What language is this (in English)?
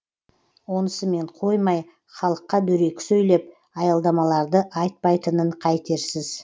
Kazakh